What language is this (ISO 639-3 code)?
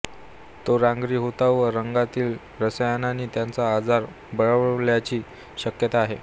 mar